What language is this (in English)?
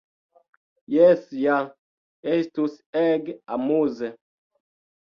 Esperanto